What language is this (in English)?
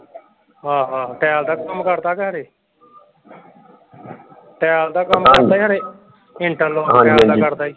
Punjabi